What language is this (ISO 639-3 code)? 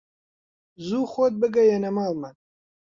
ckb